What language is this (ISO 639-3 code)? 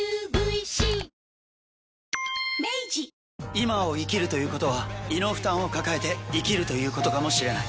jpn